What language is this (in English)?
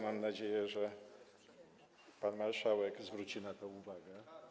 Polish